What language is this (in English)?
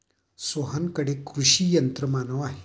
Marathi